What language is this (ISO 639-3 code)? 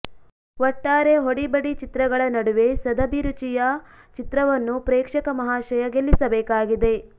kan